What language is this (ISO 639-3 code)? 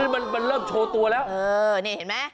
tha